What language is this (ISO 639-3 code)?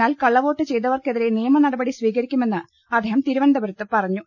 mal